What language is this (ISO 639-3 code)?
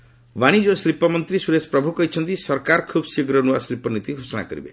ori